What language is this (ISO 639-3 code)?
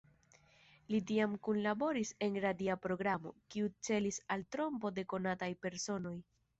epo